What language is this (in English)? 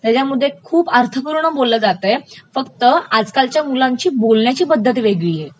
Marathi